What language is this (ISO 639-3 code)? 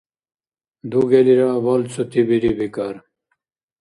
dar